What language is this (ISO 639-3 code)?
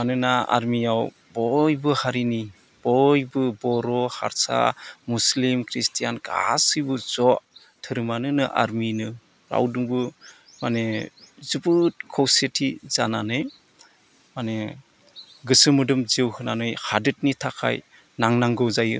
brx